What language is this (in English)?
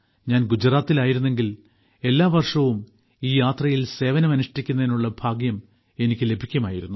Malayalam